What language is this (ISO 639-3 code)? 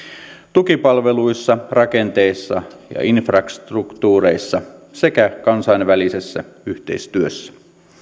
fin